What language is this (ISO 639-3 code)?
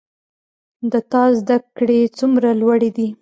pus